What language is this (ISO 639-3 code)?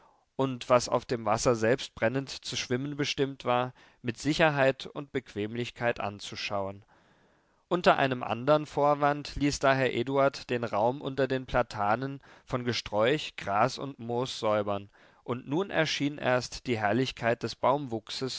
deu